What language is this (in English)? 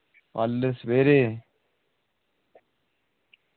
Dogri